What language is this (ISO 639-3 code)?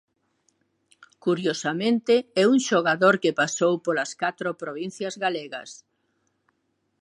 glg